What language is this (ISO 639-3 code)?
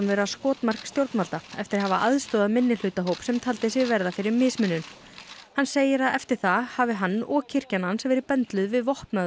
isl